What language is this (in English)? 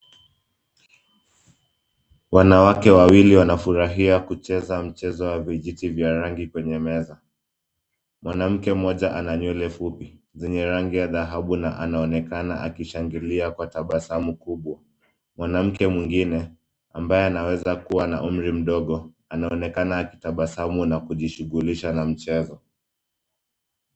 Swahili